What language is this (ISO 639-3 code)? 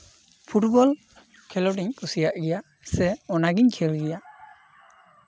sat